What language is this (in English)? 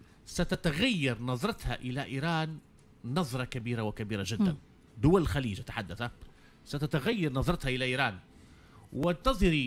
Arabic